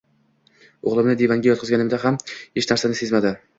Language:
Uzbek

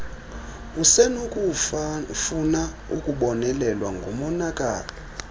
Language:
Xhosa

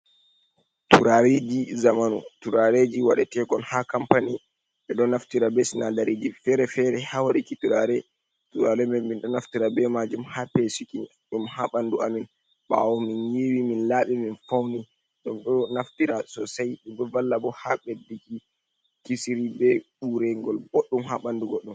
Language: Fula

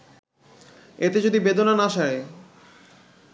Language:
Bangla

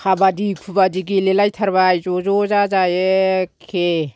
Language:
Bodo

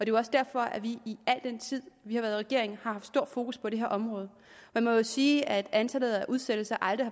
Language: Danish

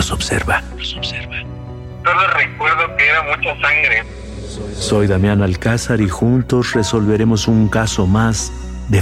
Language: Spanish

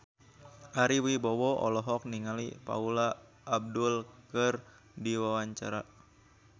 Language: Sundanese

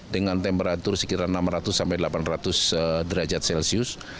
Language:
Indonesian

